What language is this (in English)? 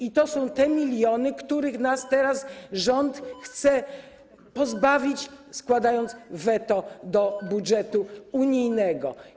Polish